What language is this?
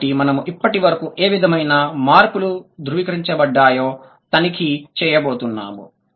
Telugu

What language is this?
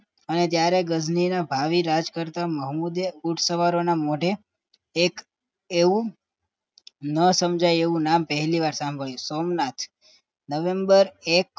Gujarati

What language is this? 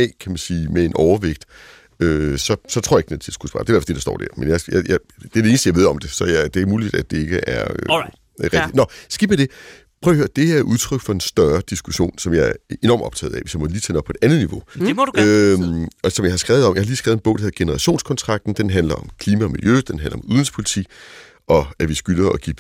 Danish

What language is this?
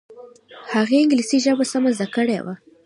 Pashto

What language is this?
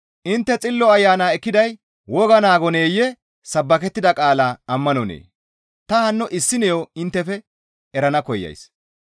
Gamo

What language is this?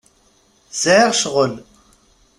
Kabyle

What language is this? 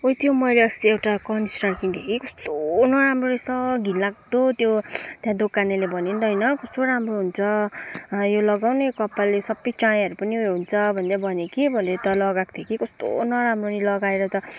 Nepali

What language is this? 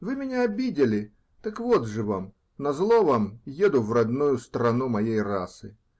Russian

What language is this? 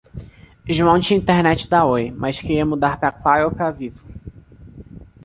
Portuguese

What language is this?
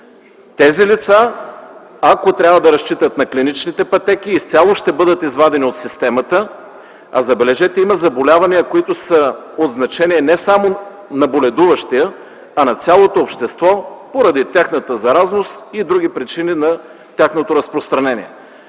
Bulgarian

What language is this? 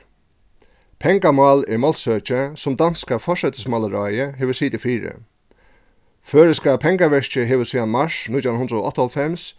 Faroese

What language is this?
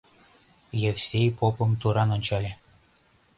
Mari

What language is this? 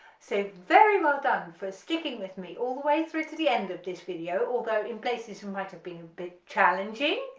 English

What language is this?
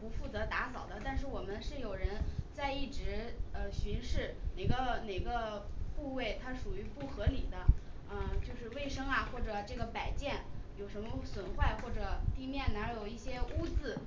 Chinese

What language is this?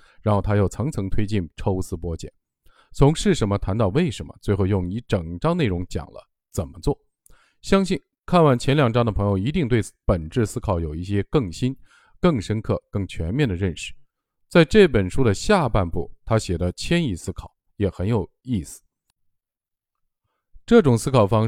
Chinese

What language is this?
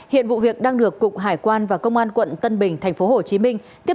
Vietnamese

